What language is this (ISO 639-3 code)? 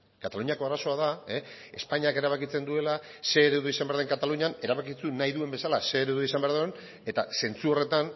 eus